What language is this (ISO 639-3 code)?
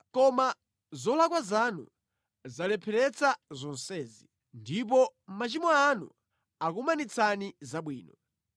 nya